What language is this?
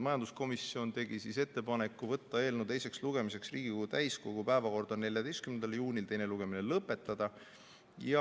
Estonian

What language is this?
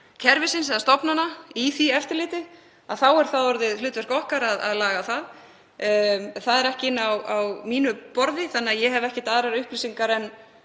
Icelandic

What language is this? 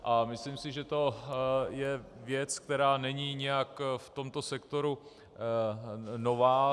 Czech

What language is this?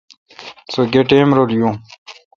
Kalkoti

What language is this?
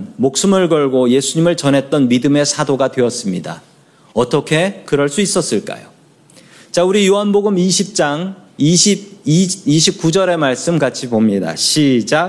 Korean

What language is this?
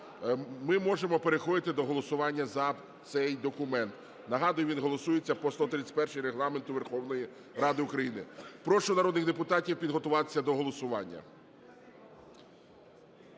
Ukrainian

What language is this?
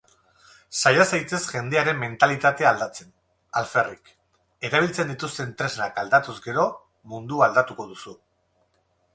Basque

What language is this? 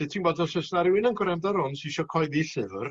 Welsh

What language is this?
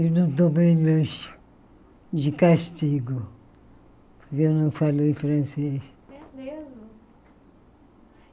Portuguese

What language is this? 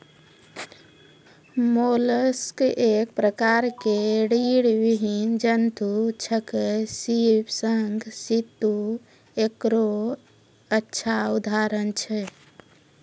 Maithili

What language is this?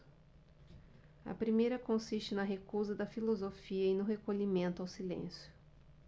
Portuguese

